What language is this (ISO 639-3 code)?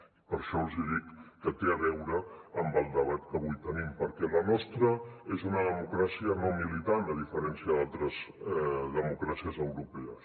cat